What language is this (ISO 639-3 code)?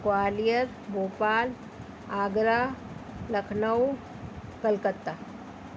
snd